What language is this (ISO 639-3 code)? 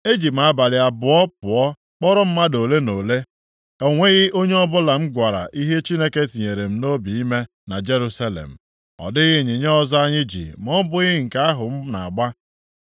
ibo